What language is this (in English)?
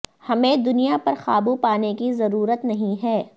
Urdu